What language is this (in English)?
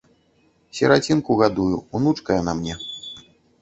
Belarusian